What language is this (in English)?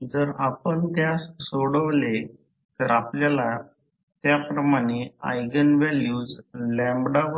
Marathi